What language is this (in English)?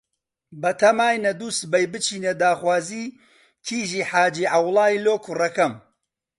Central Kurdish